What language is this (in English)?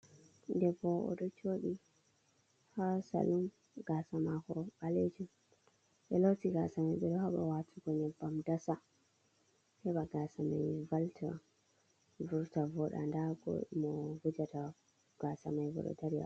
Fula